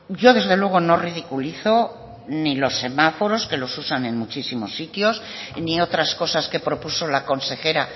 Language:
Spanish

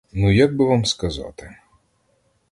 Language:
Ukrainian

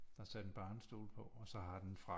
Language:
Danish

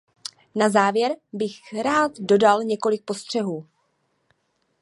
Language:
Czech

